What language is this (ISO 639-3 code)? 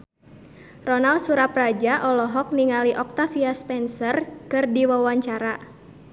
sun